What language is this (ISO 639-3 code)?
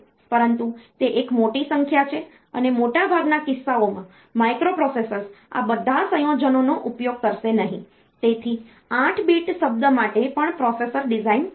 guj